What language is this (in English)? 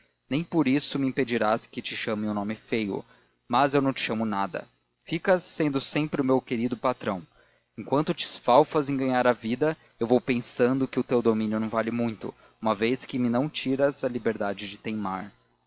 Portuguese